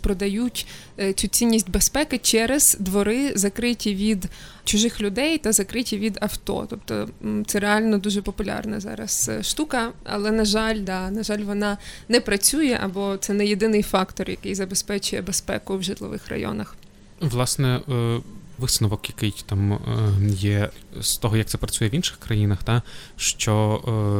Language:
Ukrainian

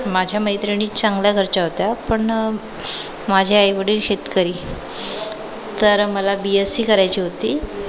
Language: Marathi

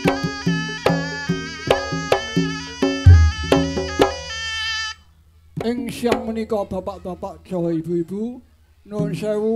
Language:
Indonesian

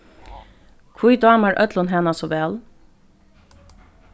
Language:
Faroese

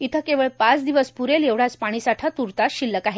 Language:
Marathi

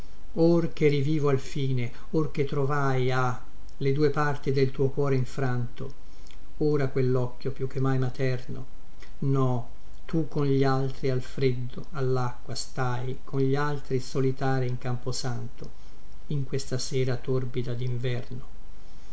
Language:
Italian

